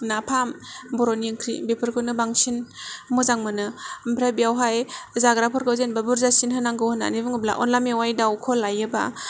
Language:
Bodo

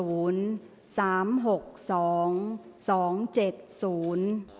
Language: Thai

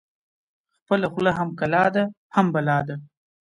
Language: Pashto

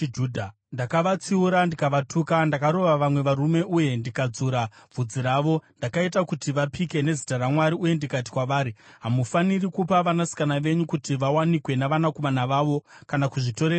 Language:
Shona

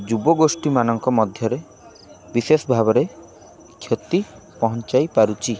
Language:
Odia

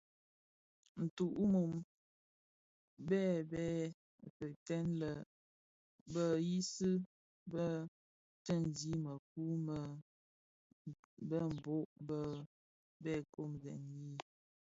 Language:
Bafia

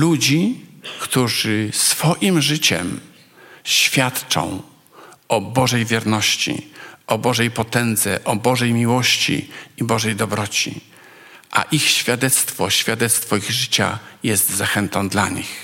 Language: Polish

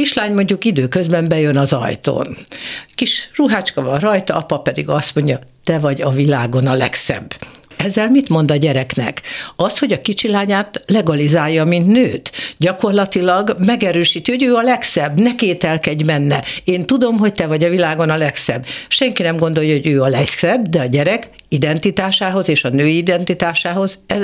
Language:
Hungarian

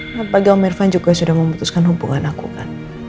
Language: Indonesian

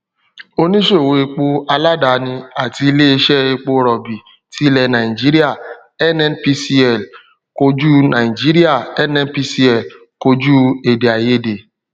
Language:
Yoruba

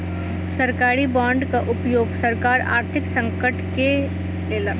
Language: Maithili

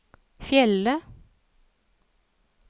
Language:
Norwegian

